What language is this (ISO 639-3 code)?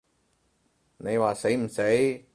yue